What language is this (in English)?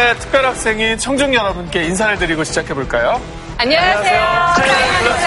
Korean